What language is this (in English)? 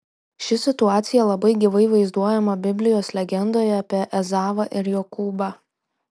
Lithuanian